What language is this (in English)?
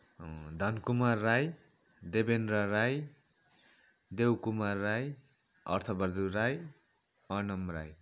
Nepali